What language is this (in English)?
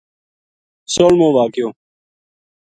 Gujari